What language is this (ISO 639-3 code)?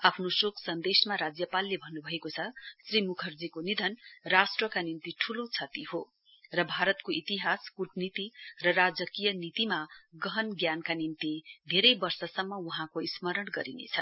nep